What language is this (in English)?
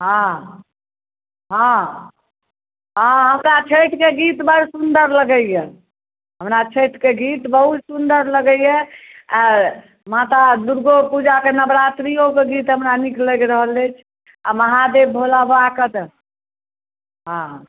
Maithili